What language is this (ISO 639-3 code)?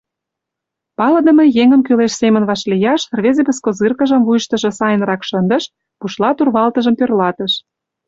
chm